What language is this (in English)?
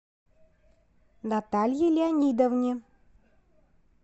Russian